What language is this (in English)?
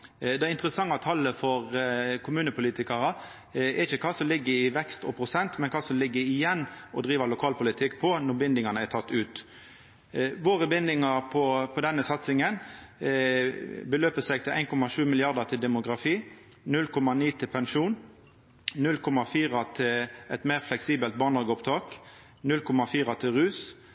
Norwegian Nynorsk